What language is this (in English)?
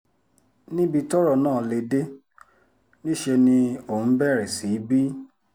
Yoruba